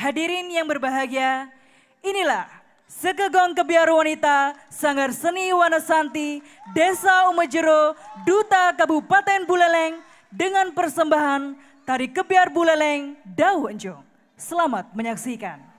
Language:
Indonesian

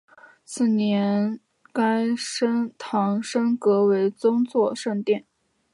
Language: Chinese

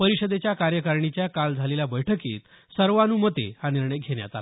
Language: Marathi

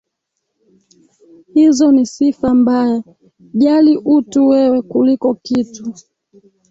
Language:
Swahili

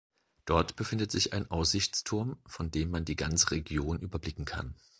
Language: German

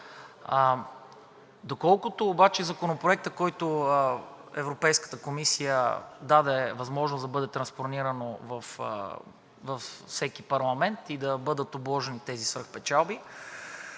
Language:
Bulgarian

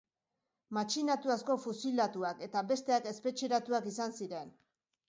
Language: Basque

